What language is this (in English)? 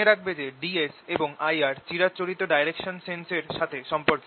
Bangla